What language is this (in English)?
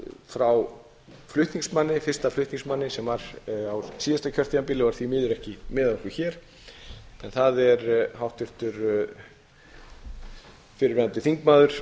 Icelandic